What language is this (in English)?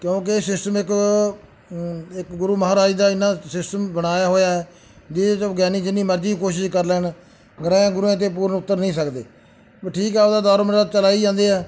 Punjabi